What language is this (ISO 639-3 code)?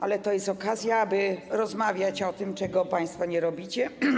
pol